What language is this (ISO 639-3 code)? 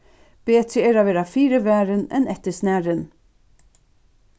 fao